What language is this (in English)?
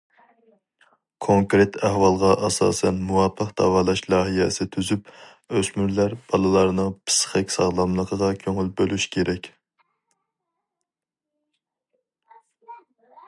Uyghur